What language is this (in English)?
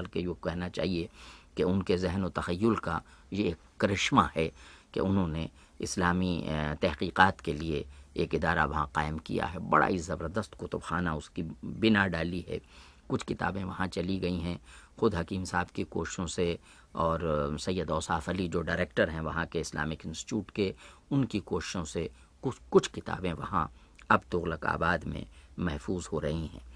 Hindi